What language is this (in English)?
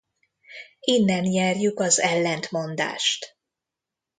Hungarian